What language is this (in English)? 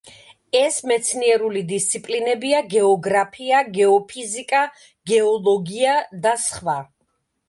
Georgian